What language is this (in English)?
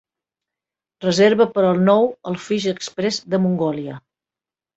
Catalan